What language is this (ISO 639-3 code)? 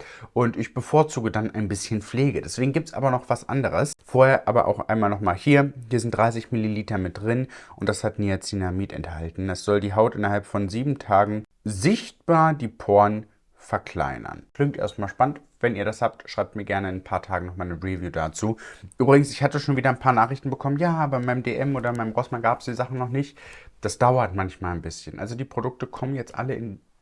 deu